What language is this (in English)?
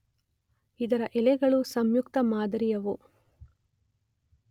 Kannada